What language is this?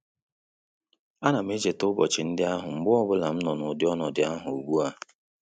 Igbo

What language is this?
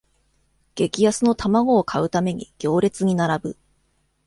Japanese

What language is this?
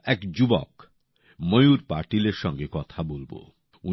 Bangla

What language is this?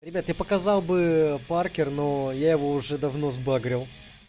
Russian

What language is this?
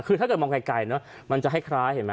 Thai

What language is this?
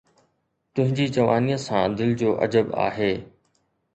Sindhi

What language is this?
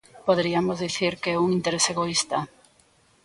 Galician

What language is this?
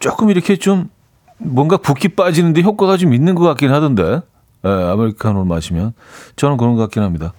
Korean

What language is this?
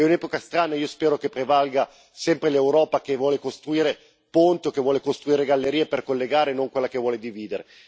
Italian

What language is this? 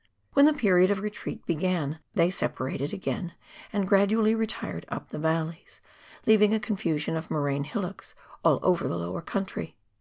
English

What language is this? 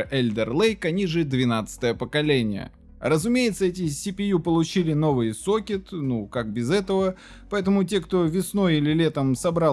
Russian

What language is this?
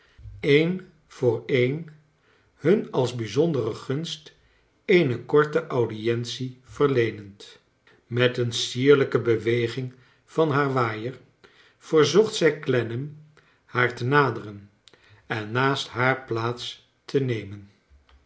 Dutch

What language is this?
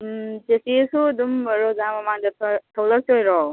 Manipuri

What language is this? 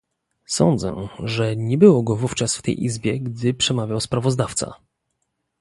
Polish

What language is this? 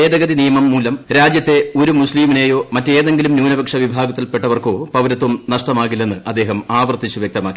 Malayalam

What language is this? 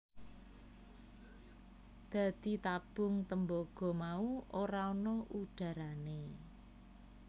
Javanese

